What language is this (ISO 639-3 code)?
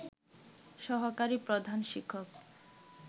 ben